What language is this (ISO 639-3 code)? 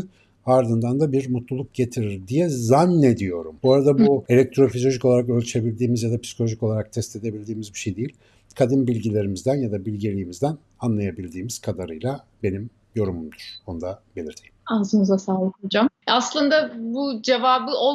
tur